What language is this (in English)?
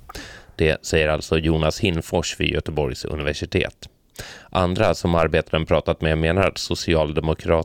Swedish